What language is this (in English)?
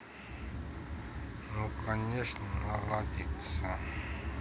Russian